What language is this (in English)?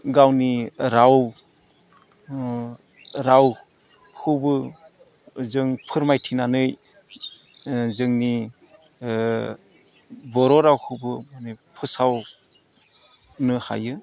Bodo